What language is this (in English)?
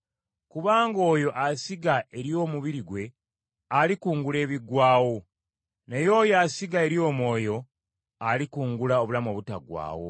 Ganda